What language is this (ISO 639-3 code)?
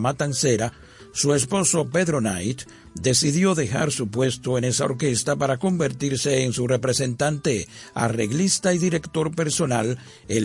spa